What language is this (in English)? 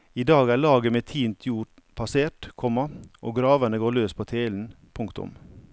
Norwegian